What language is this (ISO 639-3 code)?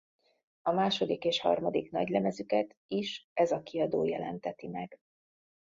hun